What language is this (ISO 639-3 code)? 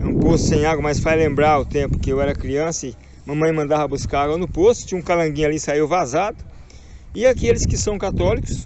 por